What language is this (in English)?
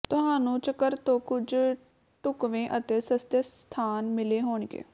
Punjabi